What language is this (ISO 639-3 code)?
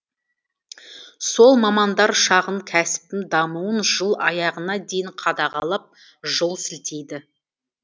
kaz